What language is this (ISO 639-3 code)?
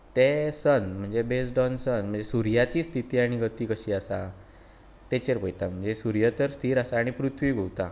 kok